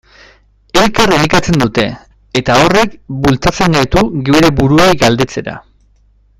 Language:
Basque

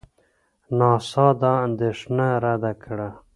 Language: Pashto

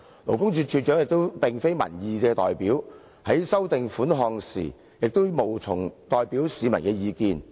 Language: Cantonese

